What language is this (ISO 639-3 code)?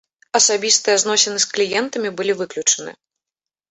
bel